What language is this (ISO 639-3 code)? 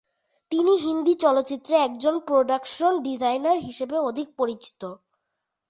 ben